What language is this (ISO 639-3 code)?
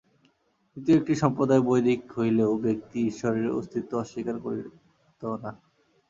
ben